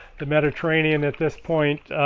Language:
English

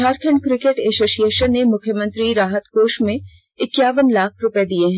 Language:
Hindi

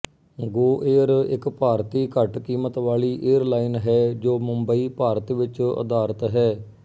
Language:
Punjabi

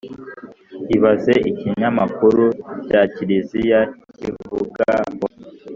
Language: Kinyarwanda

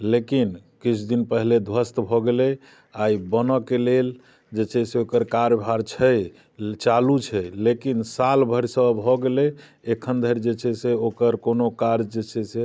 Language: Maithili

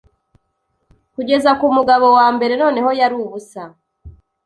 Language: Kinyarwanda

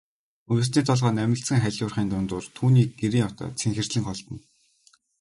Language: Mongolian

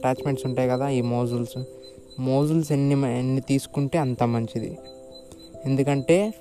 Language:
Telugu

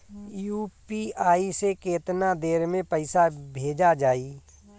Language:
Bhojpuri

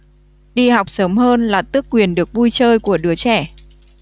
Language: Vietnamese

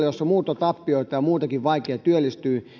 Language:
Finnish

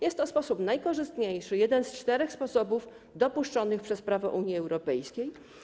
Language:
Polish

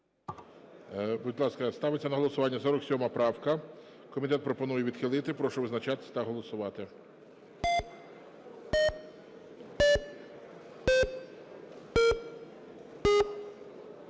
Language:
Ukrainian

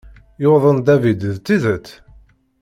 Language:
Kabyle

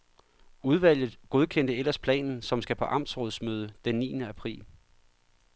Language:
Danish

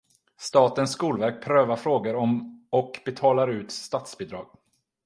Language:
Swedish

